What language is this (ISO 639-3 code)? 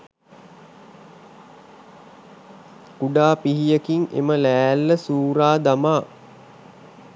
sin